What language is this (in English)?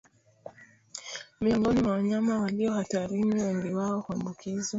Swahili